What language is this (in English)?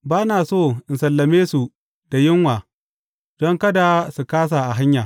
Hausa